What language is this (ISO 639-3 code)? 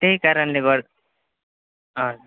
nep